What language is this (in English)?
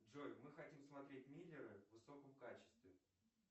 Russian